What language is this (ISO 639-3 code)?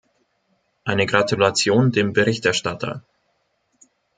deu